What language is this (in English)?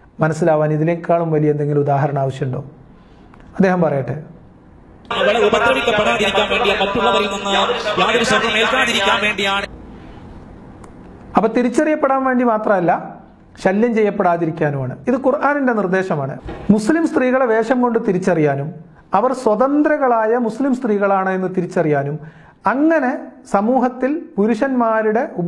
Arabic